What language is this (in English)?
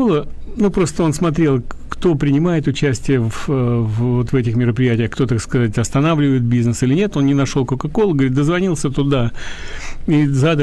Russian